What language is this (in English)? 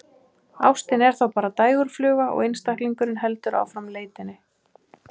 Icelandic